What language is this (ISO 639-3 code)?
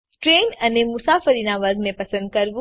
guj